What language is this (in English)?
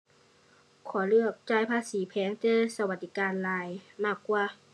Thai